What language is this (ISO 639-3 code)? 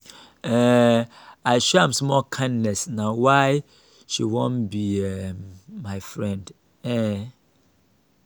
pcm